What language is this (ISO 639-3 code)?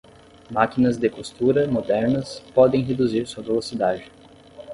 por